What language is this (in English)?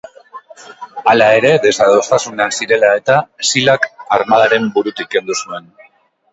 Basque